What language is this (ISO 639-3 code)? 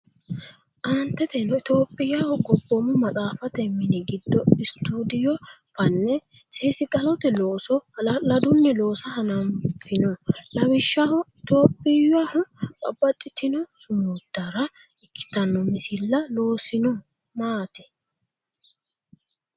sid